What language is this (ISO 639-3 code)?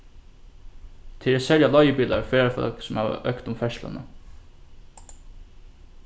fao